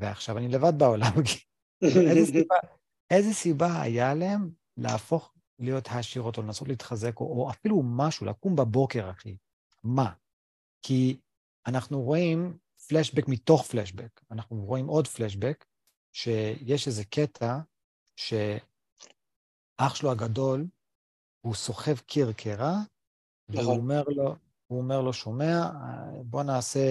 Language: Hebrew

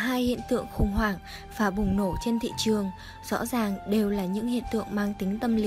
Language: Vietnamese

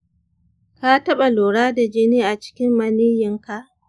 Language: Hausa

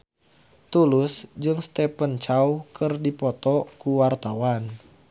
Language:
Sundanese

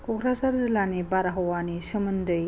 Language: Bodo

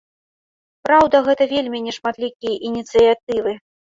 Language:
Belarusian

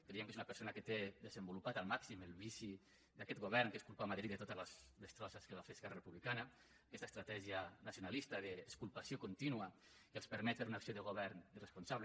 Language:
Catalan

